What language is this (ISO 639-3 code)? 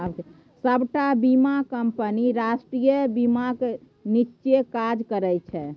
mai